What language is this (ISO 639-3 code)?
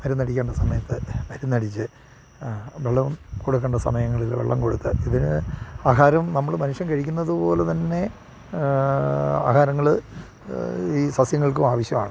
mal